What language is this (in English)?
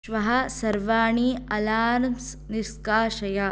Sanskrit